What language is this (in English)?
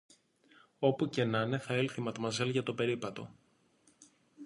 Greek